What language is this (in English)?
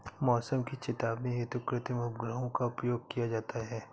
Hindi